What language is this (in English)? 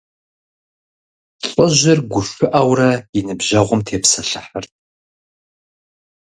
Kabardian